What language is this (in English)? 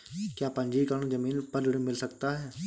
Hindi